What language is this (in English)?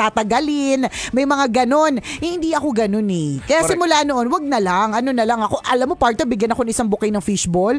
Filipino